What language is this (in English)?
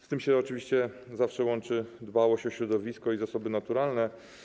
Polish